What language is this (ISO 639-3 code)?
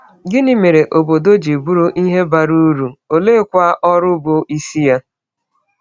ibo